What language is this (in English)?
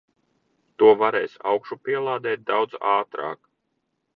Latvian